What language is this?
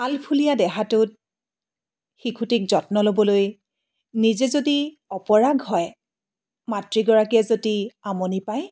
Assamese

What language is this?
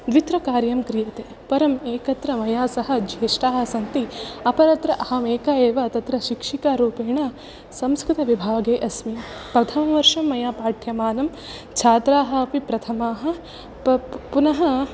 Sanskrit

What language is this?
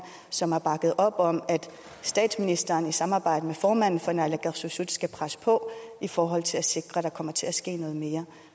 Danish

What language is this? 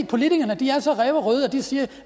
Danish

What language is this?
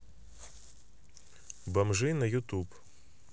Russian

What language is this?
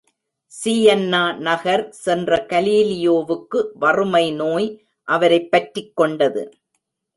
Tamil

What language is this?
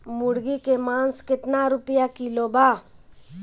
Bhojpuri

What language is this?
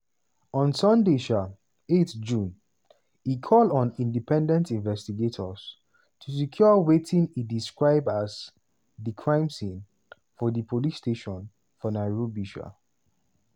Nigerian Pidgin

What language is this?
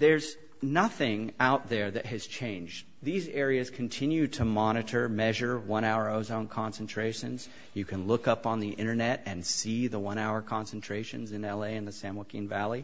English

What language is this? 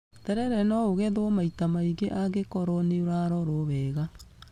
Kikuyu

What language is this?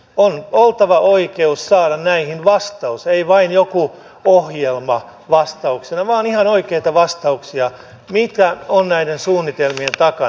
Finnish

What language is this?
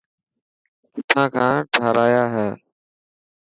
Dhatki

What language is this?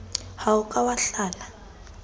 Southern Sotho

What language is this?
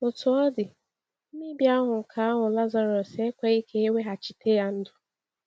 Igbo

